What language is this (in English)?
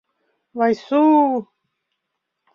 Mari